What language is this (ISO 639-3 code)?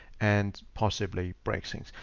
eng